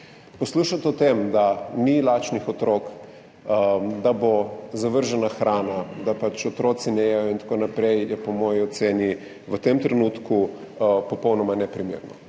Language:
Slovenian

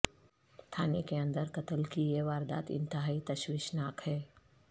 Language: Urdu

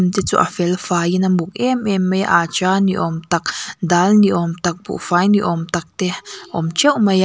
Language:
Mizo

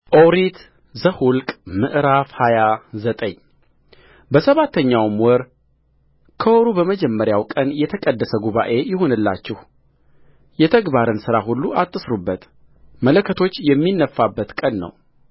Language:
Amharic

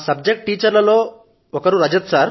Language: Telugu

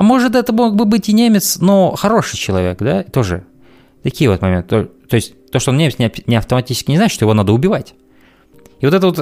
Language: Russian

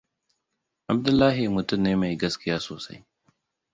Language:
Hausa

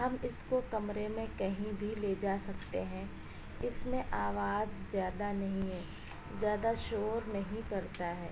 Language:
Urdu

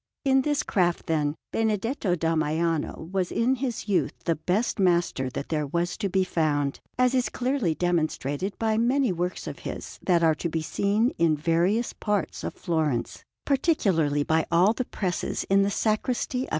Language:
English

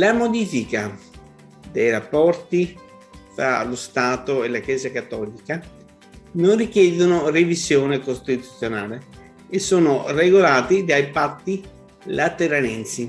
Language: Italian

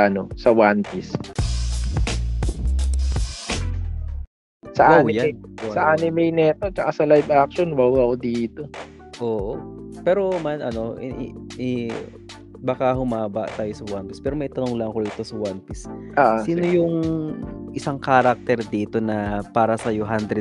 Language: Filipino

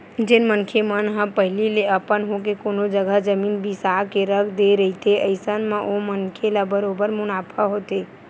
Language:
Chhattisgarhi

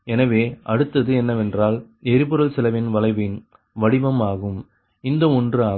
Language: Tamil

